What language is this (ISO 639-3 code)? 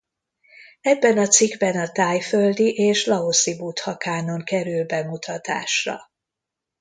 hun